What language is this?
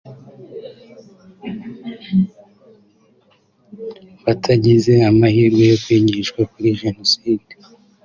Kinyarwanda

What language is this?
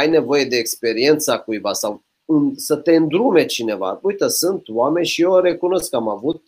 Romanian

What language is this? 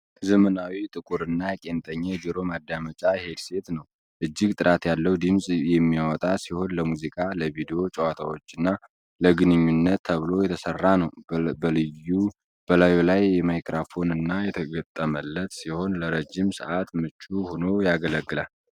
Amharic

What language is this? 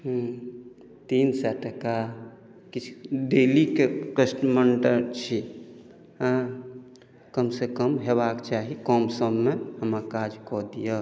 Maithili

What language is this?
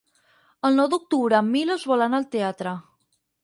Catalan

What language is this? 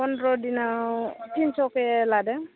Bodo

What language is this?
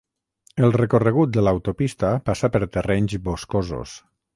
Catalan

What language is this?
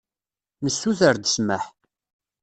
Kabyle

